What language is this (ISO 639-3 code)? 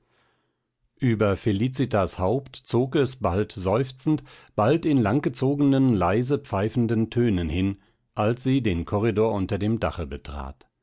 deu